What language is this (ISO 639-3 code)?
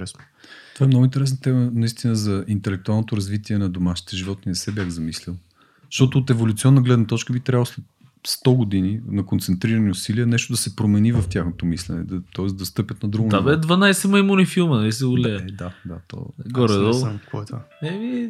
bul